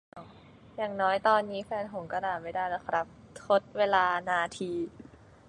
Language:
Thai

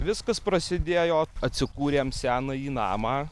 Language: Lithuanian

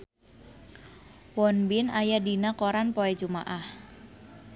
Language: Sundanese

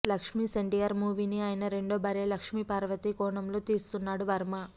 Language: Telugu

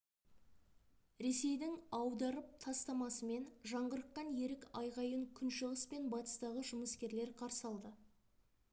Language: Kazakh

